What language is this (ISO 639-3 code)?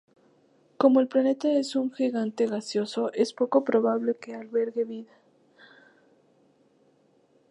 spa